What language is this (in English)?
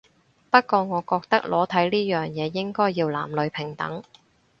Cantonese